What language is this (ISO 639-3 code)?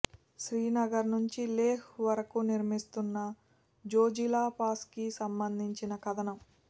tel